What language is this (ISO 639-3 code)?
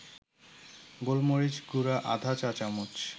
ben